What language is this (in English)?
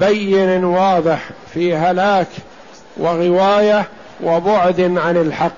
Arabic